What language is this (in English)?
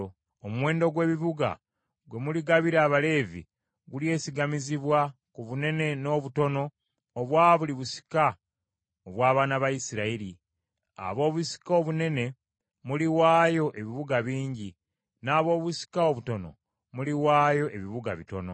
Ganda